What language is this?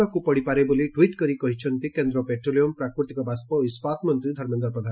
Odia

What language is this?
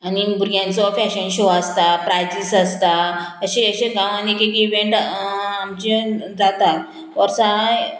Konkani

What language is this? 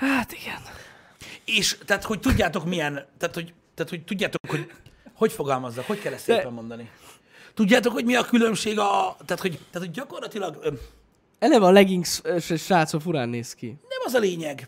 Hungarian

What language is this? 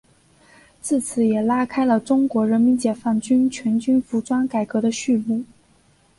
Chinese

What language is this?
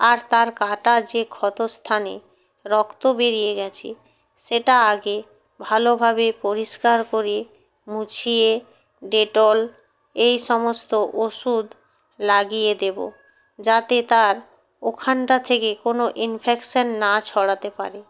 Bangla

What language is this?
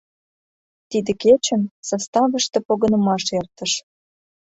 Mari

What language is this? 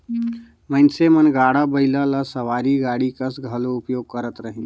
Chhattisgarhi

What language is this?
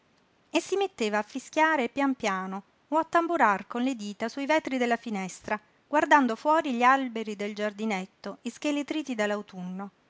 Italian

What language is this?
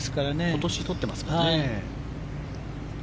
Japanese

